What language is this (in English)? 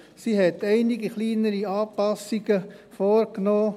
Swiss German